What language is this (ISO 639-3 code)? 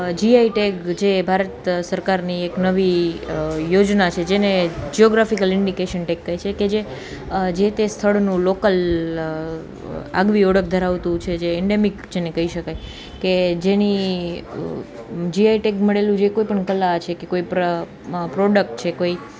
guj